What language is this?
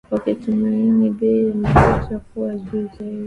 Swahili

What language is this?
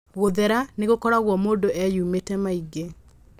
Kikuyu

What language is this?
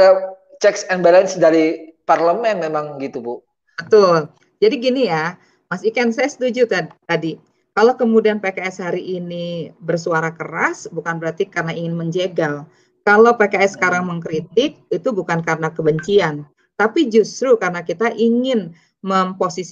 Indonesian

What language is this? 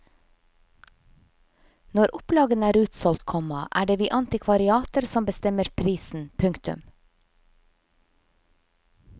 Norwegian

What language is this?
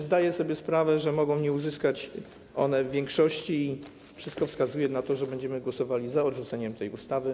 Polish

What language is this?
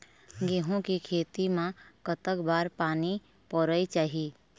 Chhattisgarhi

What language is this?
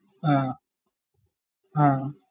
Malayalam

